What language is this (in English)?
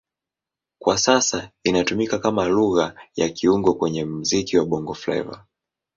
Swahili